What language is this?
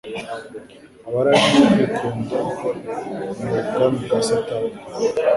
Kinyarwanda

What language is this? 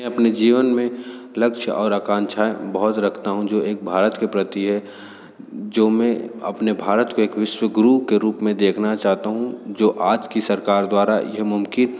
Hindi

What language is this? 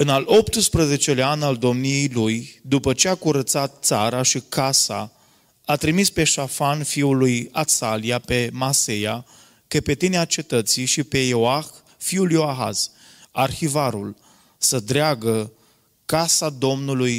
Romanian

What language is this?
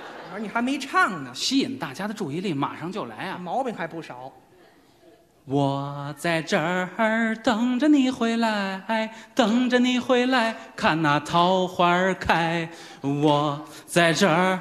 Chinese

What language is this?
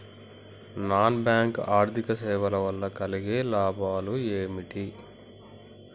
Telugu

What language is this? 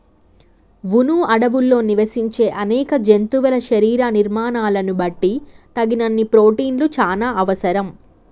Telugu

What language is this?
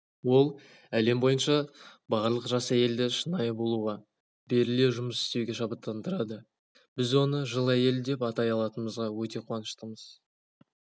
Kazakh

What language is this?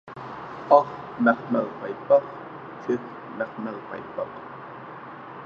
Uyghur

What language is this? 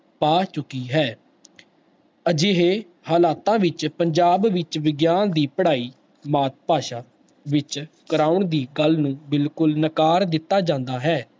Punjabi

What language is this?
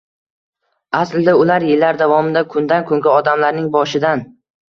Uzbek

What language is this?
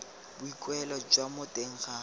Tswana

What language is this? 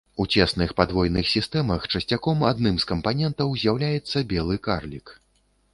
Belarusian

